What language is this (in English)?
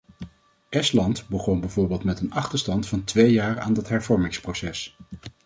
Dutch